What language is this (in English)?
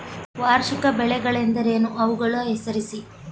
Kannada